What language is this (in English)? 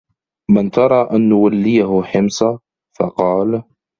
Arabic